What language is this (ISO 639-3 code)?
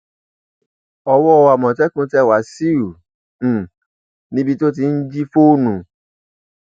yor